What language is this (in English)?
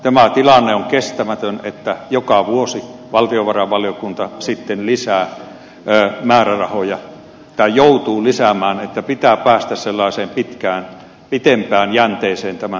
Finnish